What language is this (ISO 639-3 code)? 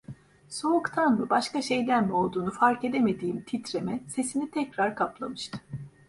tur